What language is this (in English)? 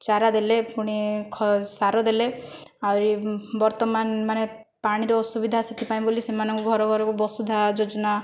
Odia